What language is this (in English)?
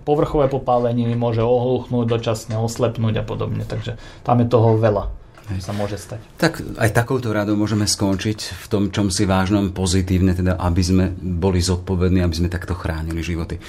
Slovak